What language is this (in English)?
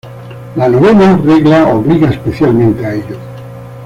Spanish